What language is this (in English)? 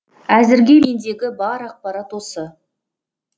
Kazakh